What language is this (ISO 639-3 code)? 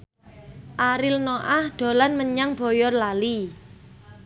jav